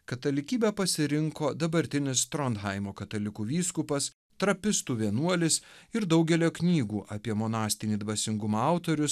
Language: Lithuanian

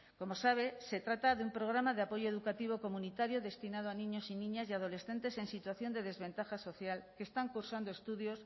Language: Spanish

